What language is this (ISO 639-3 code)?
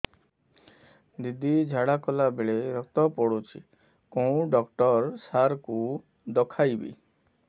ori